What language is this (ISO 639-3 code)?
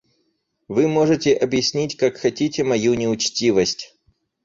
rus